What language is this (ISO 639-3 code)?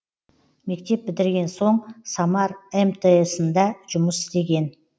kaz